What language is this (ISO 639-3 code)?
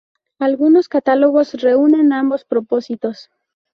spa